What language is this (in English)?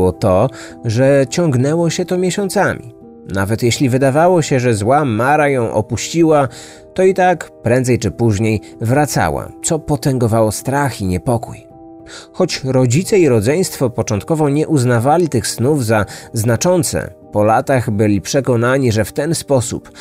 Polish